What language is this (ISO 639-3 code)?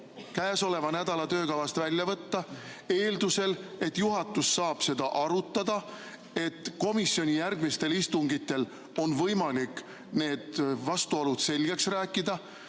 est